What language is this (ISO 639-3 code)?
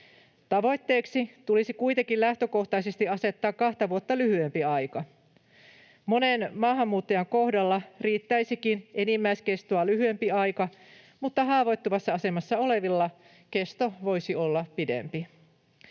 fin